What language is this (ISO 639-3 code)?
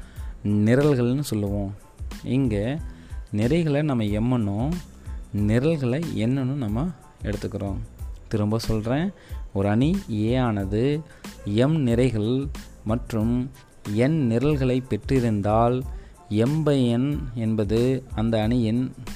tam